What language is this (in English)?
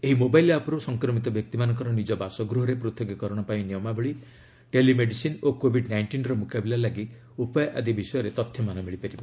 Odia